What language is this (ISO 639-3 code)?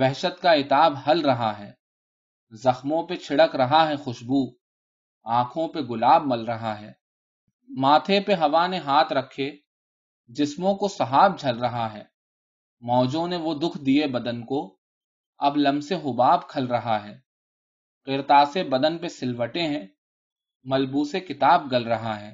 urd